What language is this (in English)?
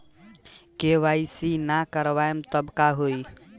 Bhojpuri